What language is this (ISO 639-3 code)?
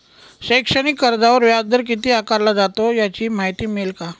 mar